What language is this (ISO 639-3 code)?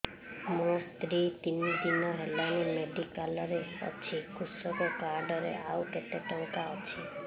ori